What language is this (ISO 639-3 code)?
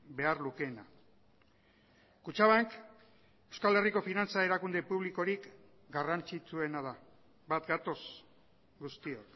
eus